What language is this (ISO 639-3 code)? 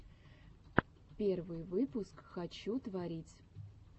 rus